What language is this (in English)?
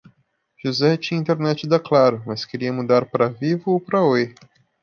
Portuguese